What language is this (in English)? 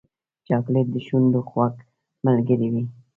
Pashto